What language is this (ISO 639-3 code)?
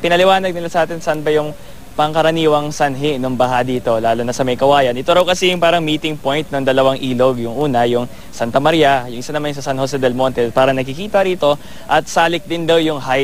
fil